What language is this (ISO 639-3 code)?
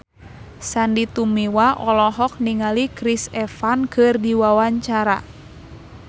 sun